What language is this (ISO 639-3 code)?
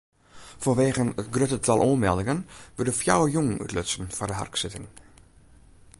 fry